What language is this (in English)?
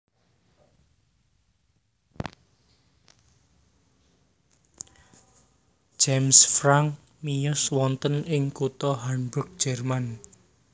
Javanese